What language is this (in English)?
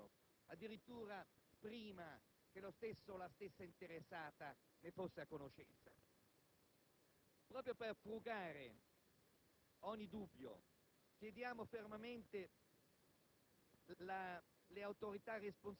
Italian